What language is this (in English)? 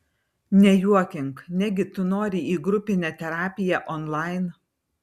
Lithuanian